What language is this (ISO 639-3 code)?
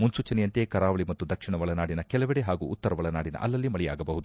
kan